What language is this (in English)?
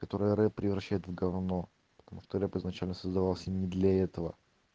Russian